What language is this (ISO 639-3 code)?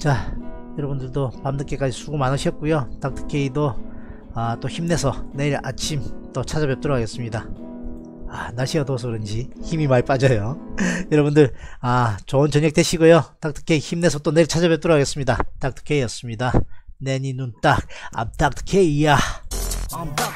kor